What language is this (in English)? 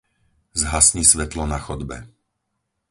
Slovak